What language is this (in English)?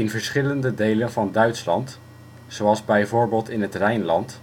Dutch